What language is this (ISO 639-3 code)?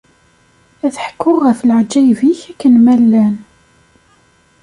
kab